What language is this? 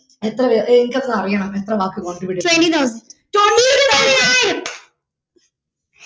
Malayalam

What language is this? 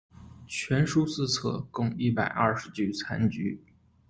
Chinese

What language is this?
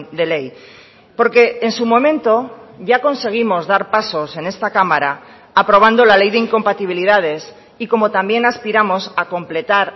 Spanish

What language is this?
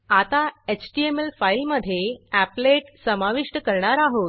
Marathi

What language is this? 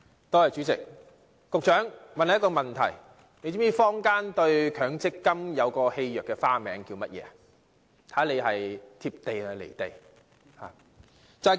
Cantonese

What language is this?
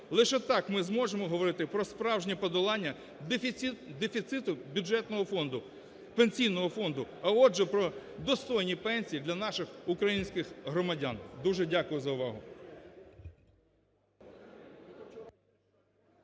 Ukrainian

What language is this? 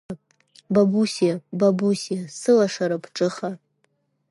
Abkhazian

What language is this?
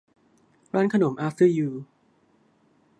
Thai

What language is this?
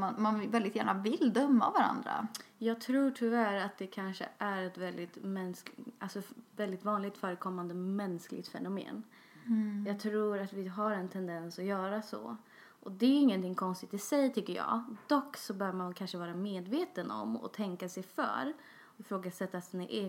Swedish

